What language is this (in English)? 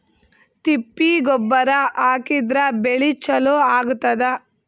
Kannada